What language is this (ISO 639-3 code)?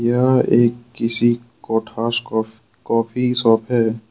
hin